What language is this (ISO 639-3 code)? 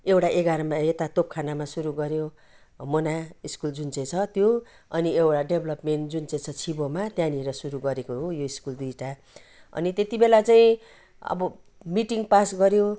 nep